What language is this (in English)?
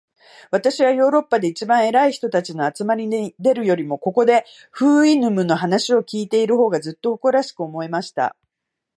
Japanese